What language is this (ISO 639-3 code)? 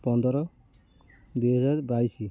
ori